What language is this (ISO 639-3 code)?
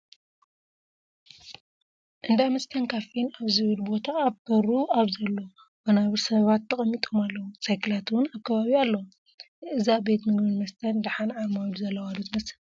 tir